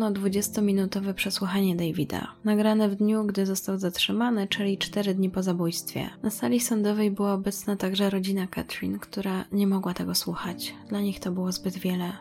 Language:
Polish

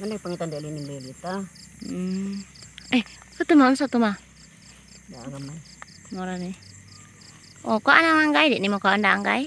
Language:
Indonesian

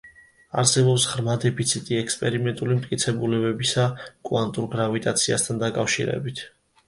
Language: Georgian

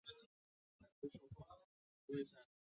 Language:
Chinese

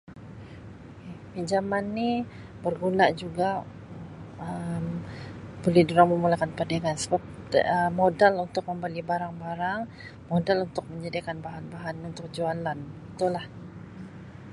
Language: Sabah Malay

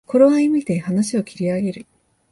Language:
Japanese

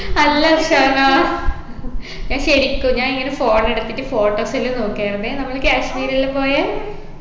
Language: Malayalam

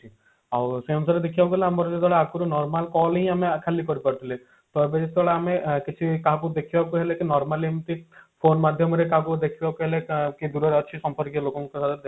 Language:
Odia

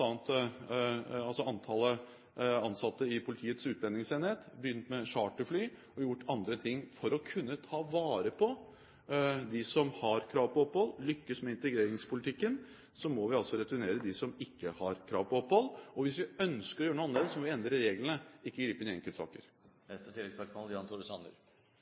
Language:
Norwegian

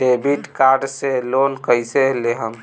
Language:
Bhojpuri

